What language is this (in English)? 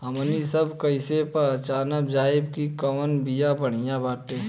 Bhojpuri